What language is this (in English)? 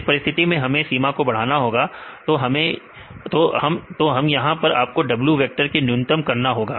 Hindi